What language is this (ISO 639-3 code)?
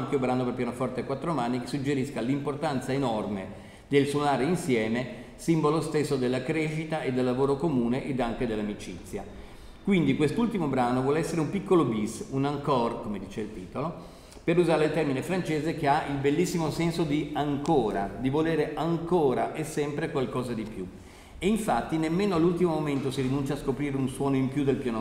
ita